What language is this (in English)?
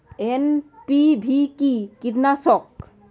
Bangla